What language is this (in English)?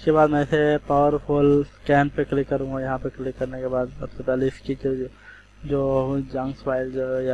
Urdu